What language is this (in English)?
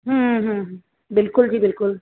Punjabi